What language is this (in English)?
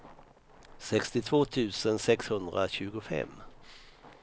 Swedish